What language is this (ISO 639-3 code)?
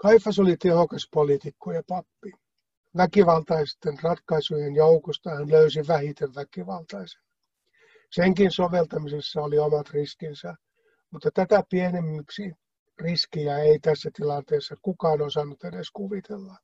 fin